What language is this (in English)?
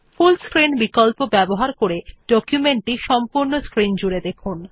Bangla